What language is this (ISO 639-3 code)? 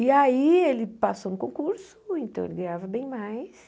por